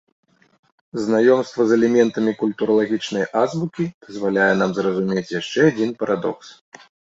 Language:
Belarusian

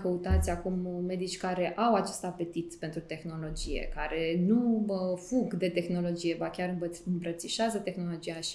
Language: Romanian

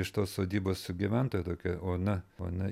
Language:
Lithuanian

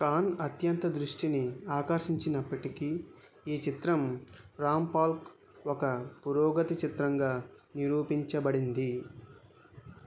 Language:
Telugu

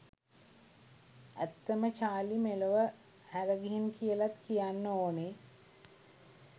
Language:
Sinhala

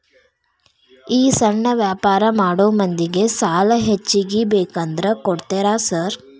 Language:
Kannada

